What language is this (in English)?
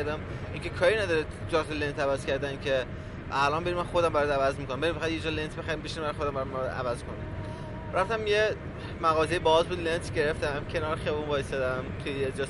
Persian